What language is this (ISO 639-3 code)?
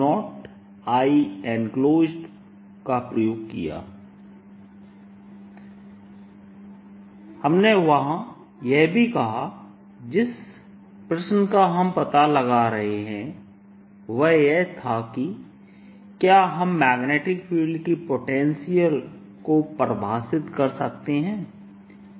hin